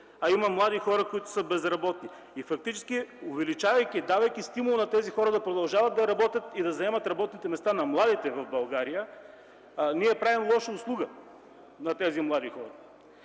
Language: Bulgarian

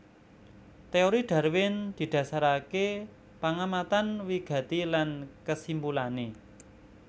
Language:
Javanese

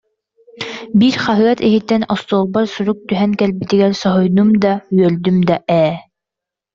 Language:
Yakut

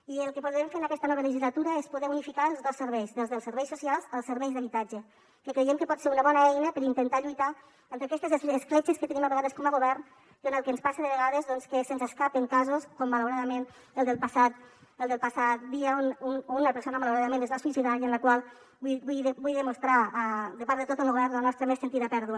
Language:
Catalan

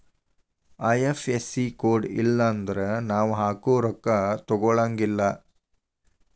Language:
Kannada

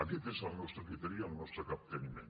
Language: Catalan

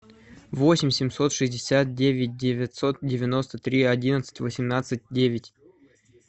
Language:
Russian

